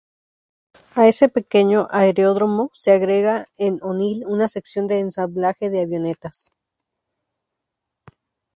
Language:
Spanish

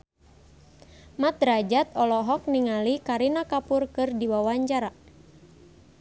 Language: Sundanese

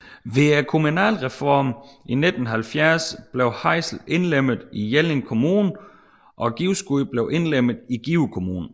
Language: Danish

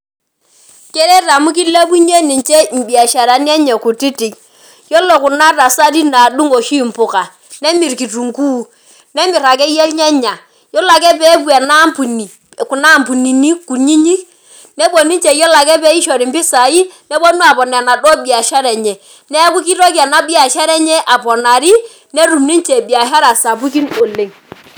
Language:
Masai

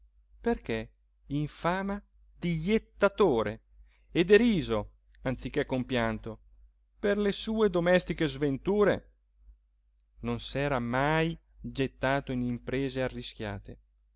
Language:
Italian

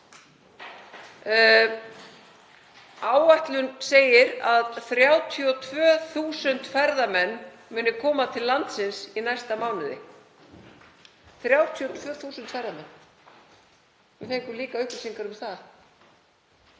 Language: Icelandic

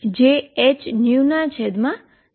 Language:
Gujarati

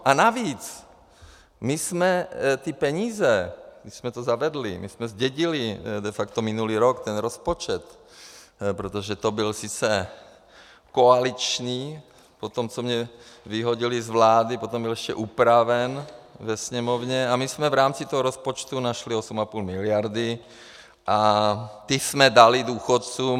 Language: Czech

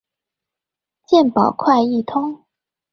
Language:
Chinese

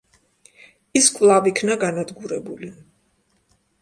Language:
Georgian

